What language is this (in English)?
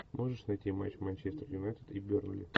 Russian